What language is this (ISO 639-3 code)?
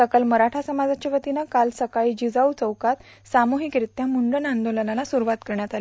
mar